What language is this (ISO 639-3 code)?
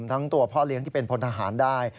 tha